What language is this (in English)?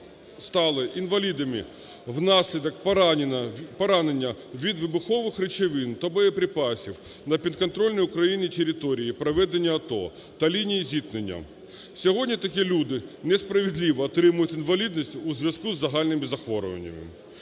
Ukrainian